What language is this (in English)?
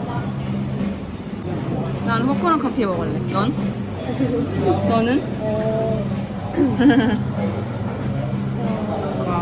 Korean